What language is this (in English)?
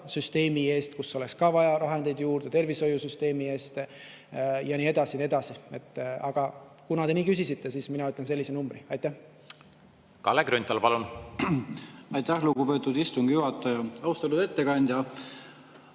Estonian